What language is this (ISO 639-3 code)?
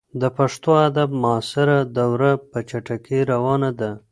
pus